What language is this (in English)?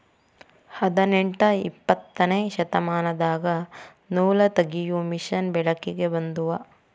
Kannada